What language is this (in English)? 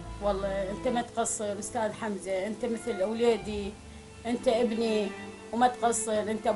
Arabic